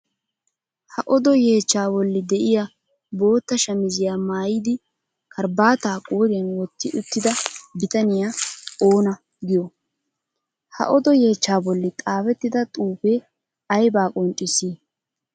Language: Wolaytta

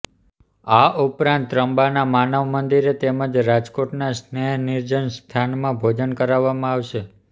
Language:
Gujarati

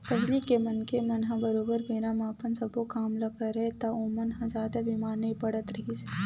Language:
Chhattisgarhi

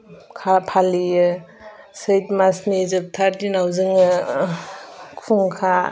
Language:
Bodo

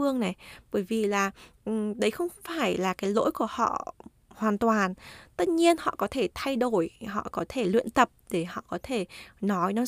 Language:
Vietnamese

